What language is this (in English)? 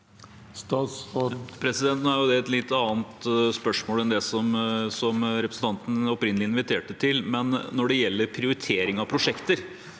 Norwegian